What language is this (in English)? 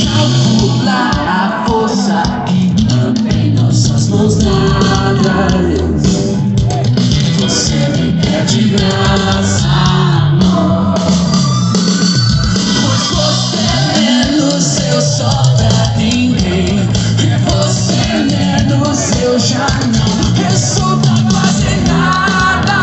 Portuguese